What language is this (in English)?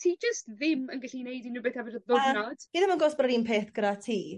Welsh